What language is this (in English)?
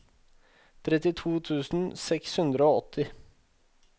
Norwegian